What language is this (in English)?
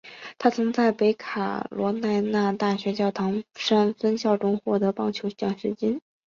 Chinese